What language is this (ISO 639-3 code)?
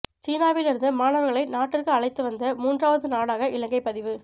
tam